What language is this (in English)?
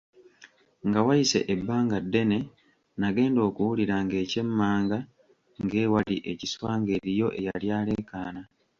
Ganda